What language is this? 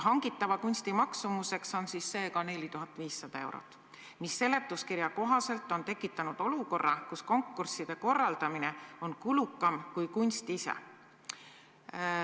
Estonian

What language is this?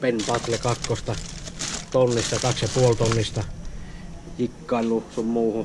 Finnish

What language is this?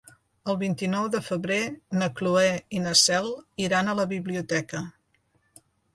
Catalan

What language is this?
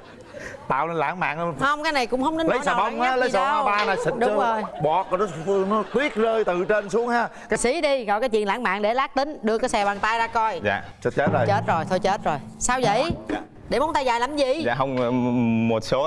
Vietnamese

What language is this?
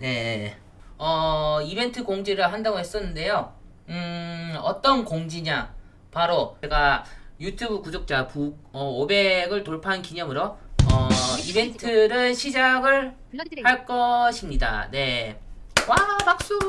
Korean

